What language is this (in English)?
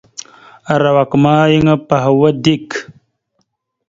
Mada (Cameroon)